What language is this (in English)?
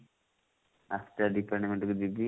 Odia